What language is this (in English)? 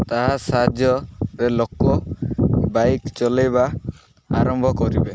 Odia